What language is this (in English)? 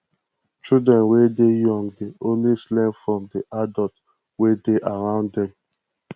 Nigerian Pidgin